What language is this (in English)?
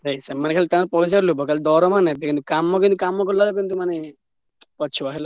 Odia